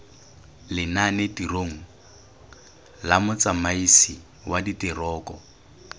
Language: Tswana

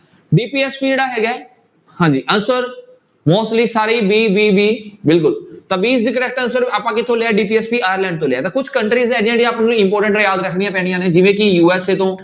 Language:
Punjabi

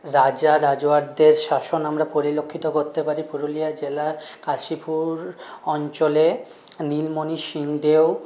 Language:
Bangla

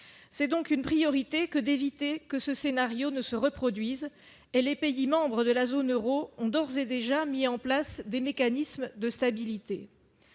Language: French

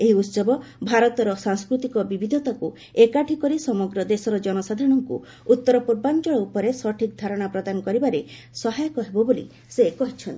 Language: Odia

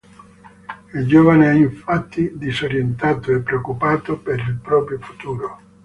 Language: Italian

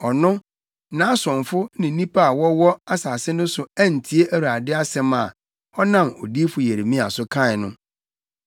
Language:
Akan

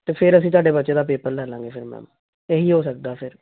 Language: Punjabi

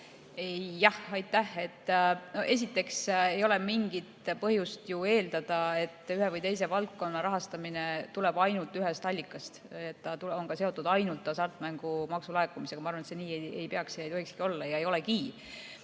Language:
Estonian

